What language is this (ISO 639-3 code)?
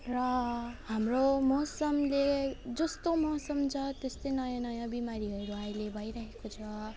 nep